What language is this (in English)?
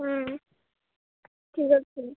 Odia